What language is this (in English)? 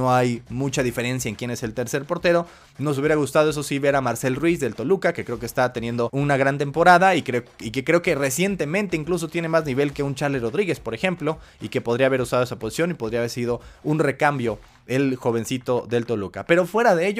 Spanish